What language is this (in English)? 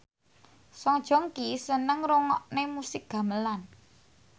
Javanese